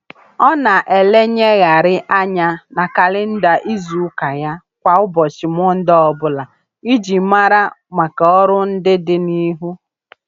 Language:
Igbo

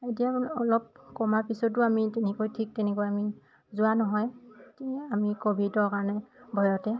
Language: Assamese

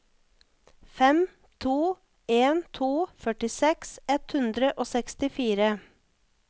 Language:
Norwegian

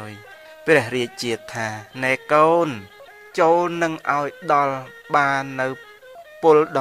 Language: Thai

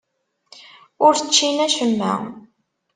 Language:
Kabyle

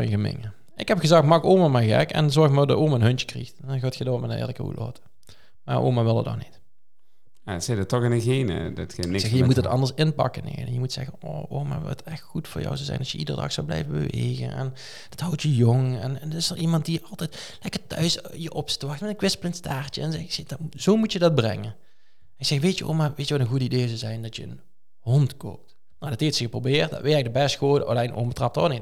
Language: Dutch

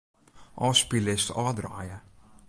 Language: Western Frisian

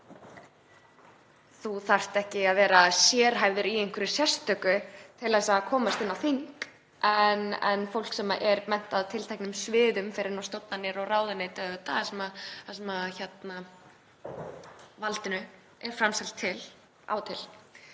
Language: Icelandic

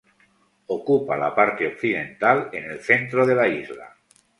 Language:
Spanish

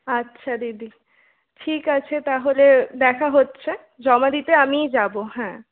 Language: Bangla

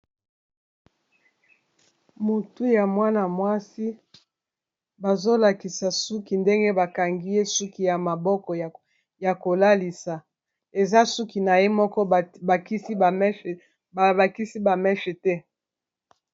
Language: Lingala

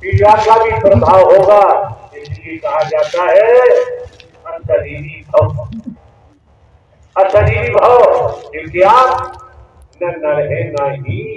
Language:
Hindi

